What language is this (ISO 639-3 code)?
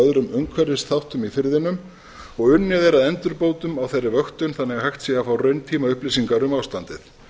isl